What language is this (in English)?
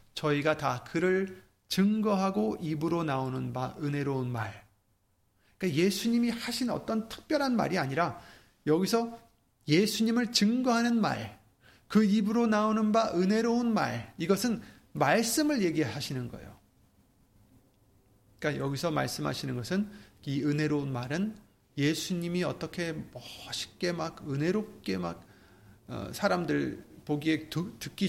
Korean